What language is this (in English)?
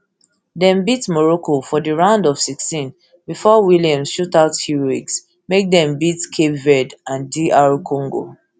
Nigerian Pidgin